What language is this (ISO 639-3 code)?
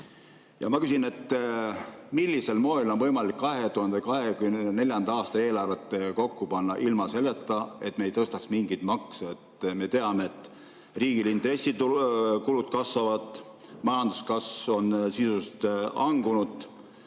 est